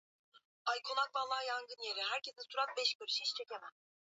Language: Swahili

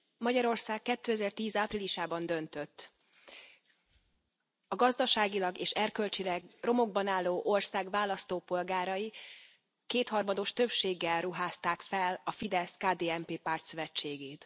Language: Hungarian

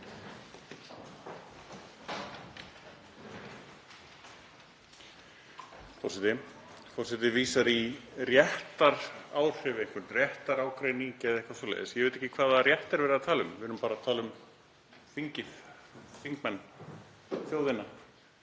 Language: Icelandic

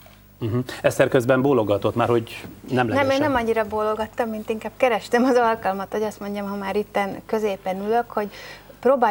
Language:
Hungarian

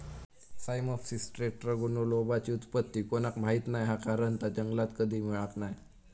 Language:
Marathi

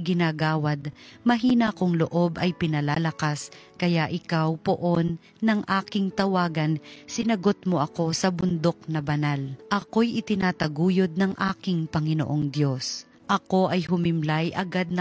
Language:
Filipino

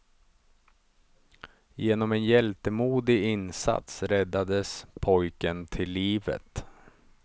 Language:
Swedish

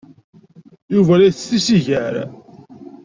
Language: Kabyle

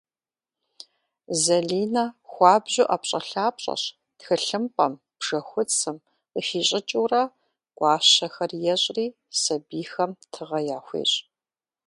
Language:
Kabardian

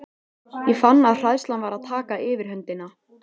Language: Icelandic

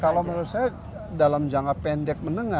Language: Indonesian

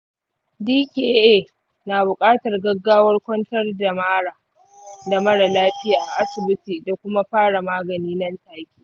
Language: Hausa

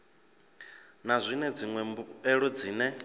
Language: Venda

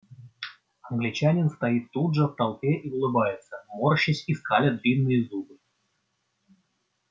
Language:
Russian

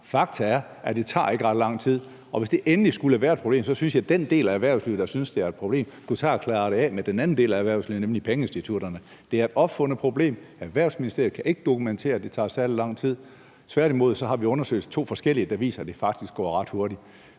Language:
Danish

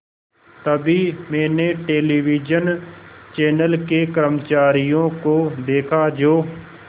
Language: Hindi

